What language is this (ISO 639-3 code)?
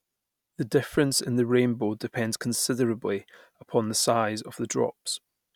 eng